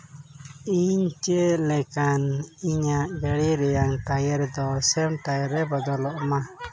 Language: Santali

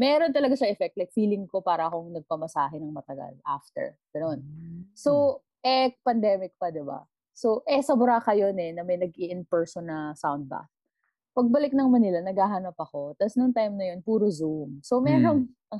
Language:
Filipino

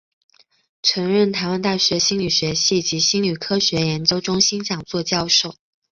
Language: Chinese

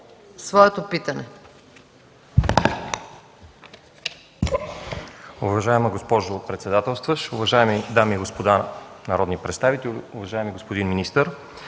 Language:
Bulgarian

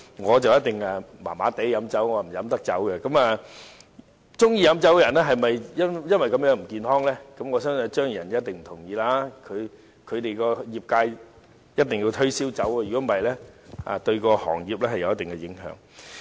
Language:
Cantonese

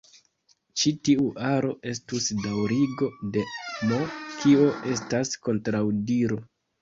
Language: Esperanto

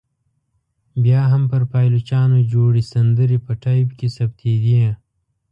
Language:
Pashto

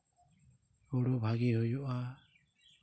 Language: Santali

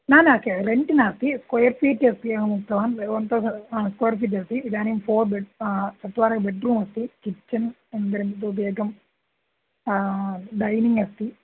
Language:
Sanskrit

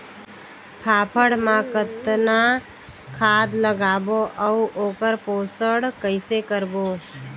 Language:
Chhattisgarhi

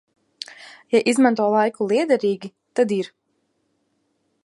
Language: Latvian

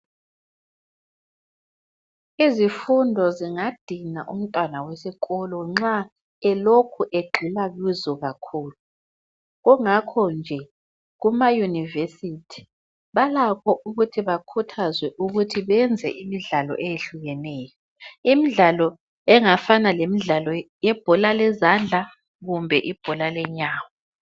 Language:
North Ndebele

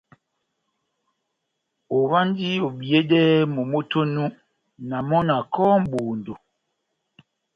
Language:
Batanga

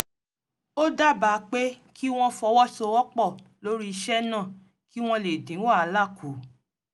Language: Yoruba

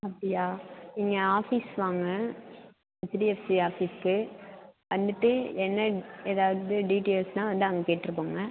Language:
Tamil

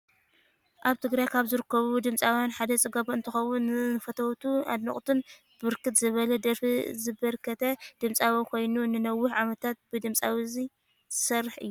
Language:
Tigrinya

